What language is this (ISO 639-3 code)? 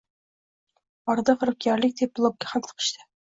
uzb